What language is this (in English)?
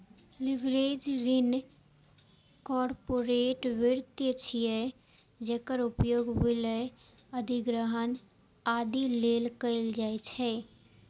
Maithili